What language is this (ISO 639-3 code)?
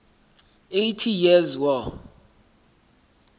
sot